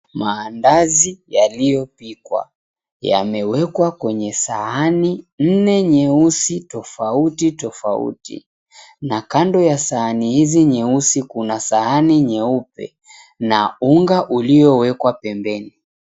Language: Swahili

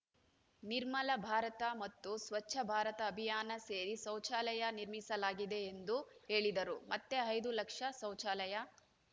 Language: Kannada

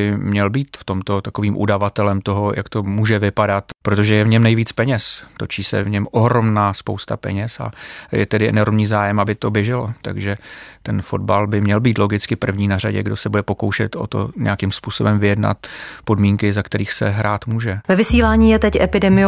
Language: Czech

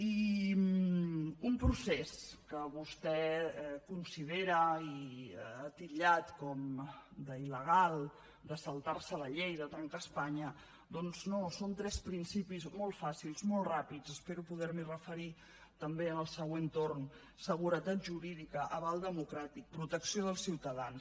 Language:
Catalan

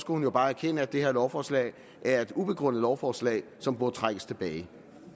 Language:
Danish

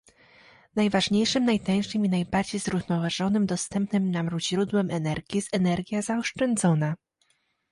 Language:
Polish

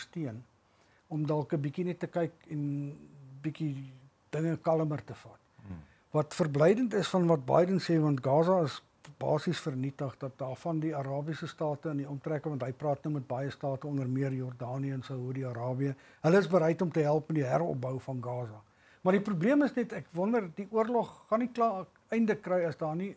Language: Dutch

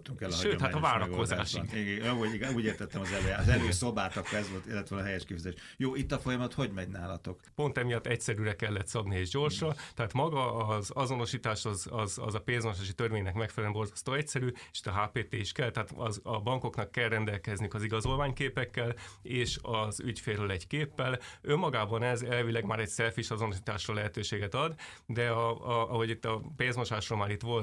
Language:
Hungarian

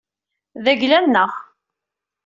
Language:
Kabyle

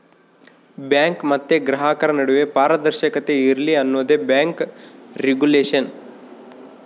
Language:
Kannada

